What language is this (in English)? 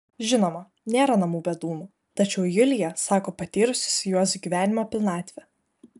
Lithuanian